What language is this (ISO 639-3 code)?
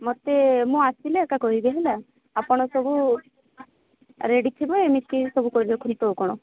ori